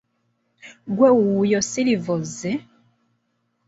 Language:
Ganda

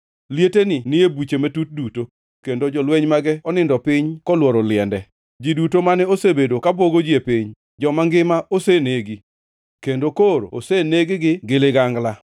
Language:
Luo (Kenya and Tanzania)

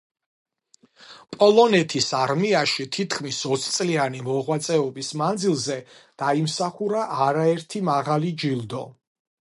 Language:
Georgian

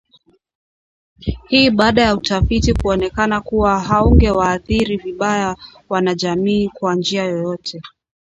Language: Swahili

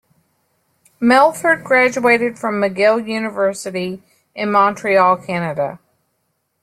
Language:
English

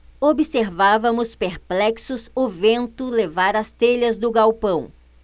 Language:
Portuguese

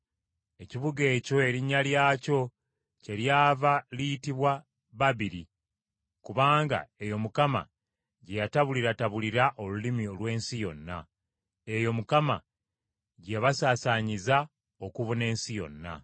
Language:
Ganda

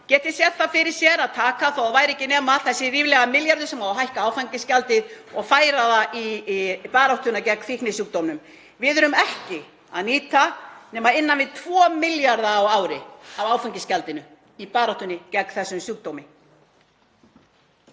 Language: Icelandic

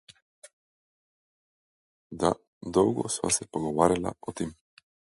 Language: Slovenian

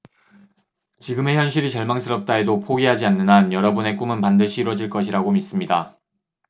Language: Korean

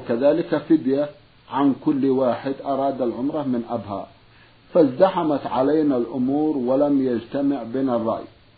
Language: Arabic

